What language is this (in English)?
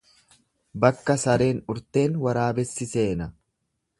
Oromo